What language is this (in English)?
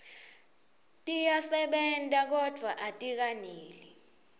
Swati